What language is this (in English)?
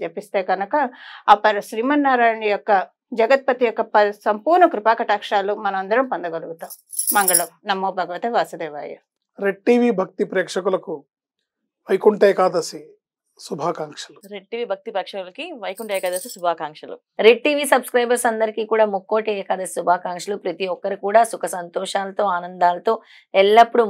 Telugu